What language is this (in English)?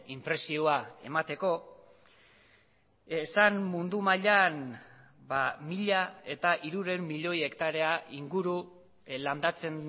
Basque